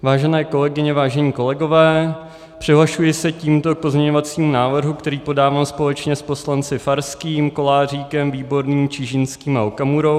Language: Czech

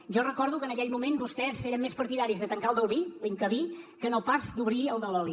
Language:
Catalan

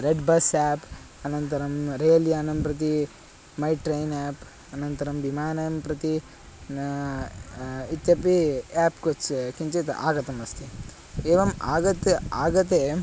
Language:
Sanskrit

